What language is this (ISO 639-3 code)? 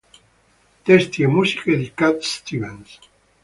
ita